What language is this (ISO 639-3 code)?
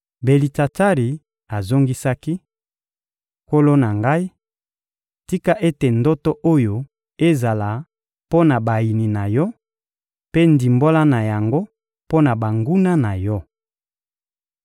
lin